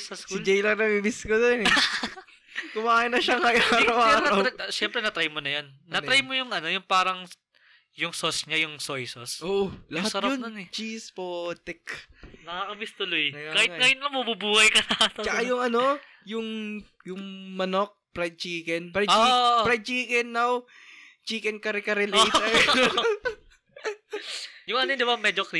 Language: Filipino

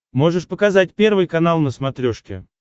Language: Russian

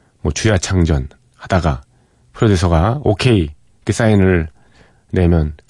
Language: Korean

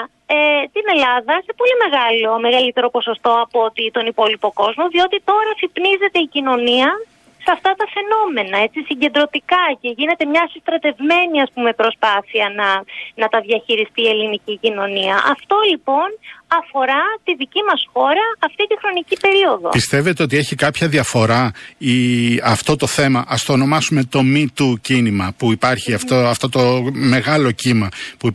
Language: Greek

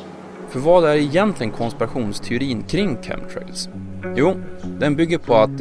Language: Swedish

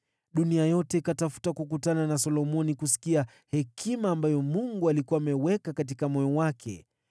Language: Swahili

